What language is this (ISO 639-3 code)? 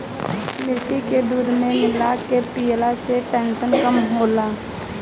bho